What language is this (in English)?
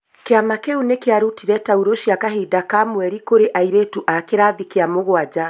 Kikuyu